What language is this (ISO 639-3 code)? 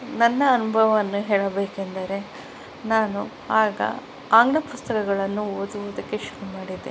kan